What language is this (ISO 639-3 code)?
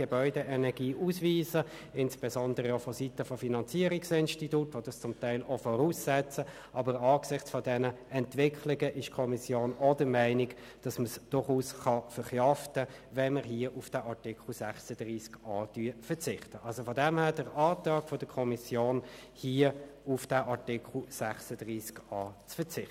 gsw